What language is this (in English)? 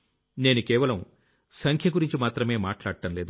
Telugu